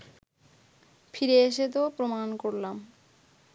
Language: Bangla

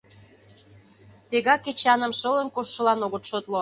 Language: Mari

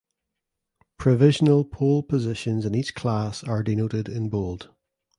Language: English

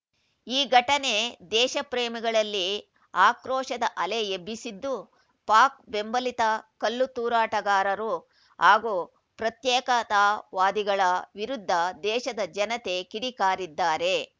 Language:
Kannada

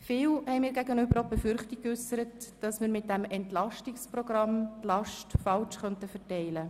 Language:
Swiss German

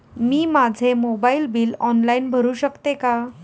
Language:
Marathi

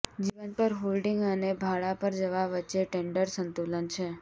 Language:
Gujarati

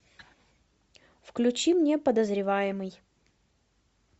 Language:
Russian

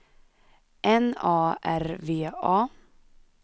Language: Swedish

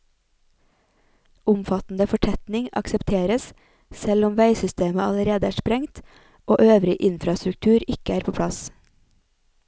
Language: Norwegian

